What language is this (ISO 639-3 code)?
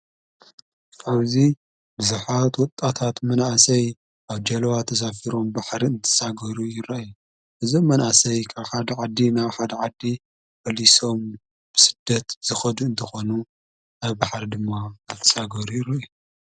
tir